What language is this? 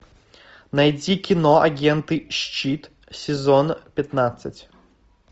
Russian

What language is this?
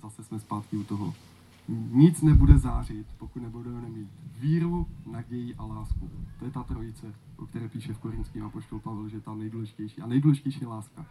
Czech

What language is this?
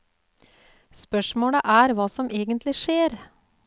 Norwegian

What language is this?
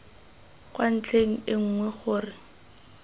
Tswana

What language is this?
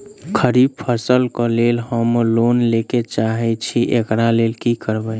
Maithili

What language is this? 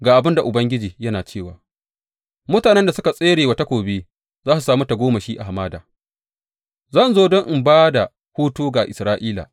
Hausa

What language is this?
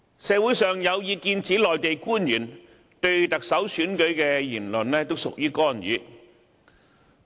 Cantonese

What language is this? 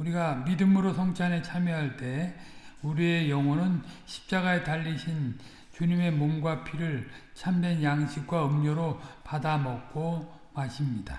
Korean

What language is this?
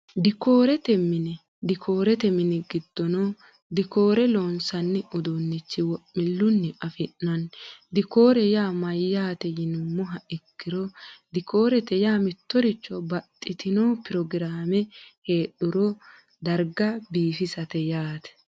Sidamo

